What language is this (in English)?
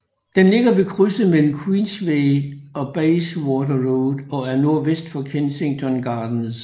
Danish